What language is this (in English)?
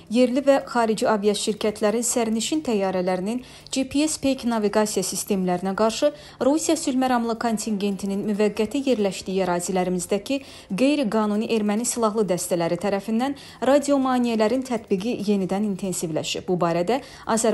Turkish